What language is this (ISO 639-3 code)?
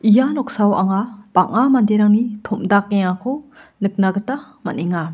grt